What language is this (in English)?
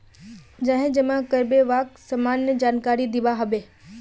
Magahi